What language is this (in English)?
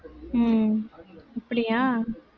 Tamil